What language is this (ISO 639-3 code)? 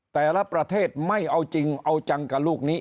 tha